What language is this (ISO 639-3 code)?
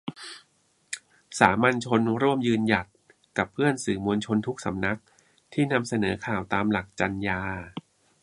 tha